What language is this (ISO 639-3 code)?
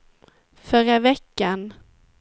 swe